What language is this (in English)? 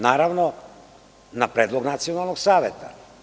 Serbian